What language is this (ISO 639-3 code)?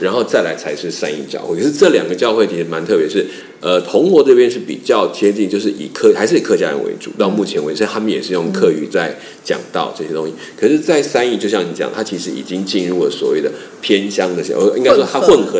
zho